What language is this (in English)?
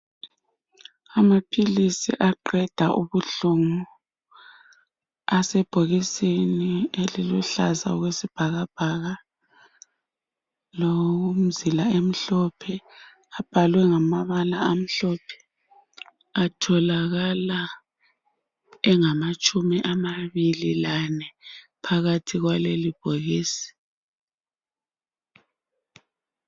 North Ndebele